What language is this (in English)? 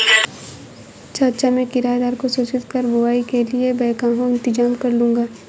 Hindi